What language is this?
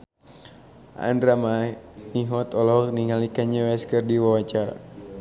Sundanese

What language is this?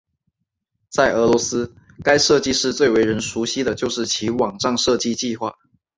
Chinese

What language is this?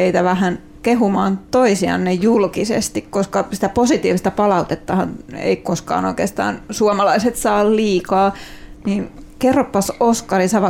Finnish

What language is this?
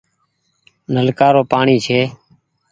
Goaria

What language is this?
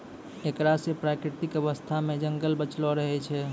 Maithili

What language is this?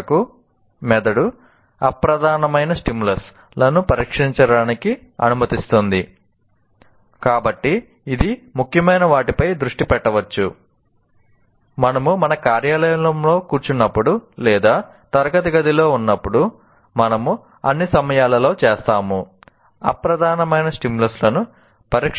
Telugu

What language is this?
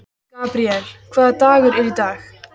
Icelandic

